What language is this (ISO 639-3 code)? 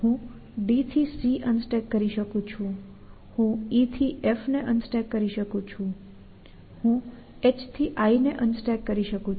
guj